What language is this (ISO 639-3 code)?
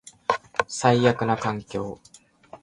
jpn